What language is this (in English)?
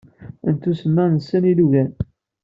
Kabyle